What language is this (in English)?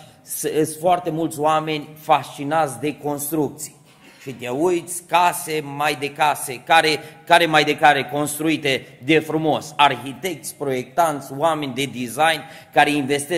Romanian